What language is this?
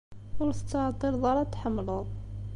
Kabyle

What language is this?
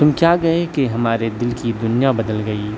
Urdu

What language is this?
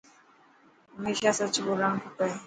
Dhatki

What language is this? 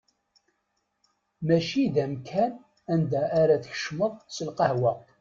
Kabyle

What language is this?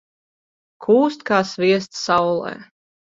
Latvian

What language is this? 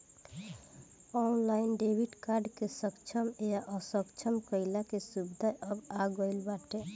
Bhojpuri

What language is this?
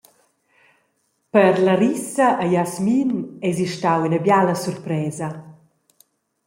Romansh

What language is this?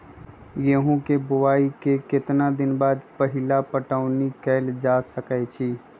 Magahi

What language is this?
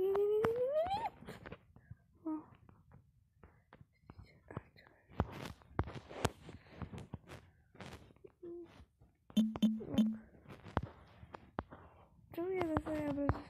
Polish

